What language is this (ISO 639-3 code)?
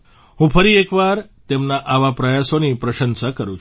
guj